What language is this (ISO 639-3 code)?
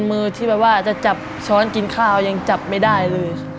tha